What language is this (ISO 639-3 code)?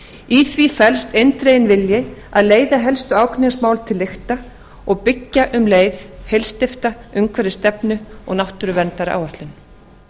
isl